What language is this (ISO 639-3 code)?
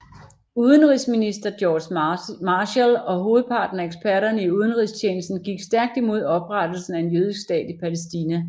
dan